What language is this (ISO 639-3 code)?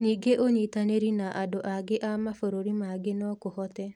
kik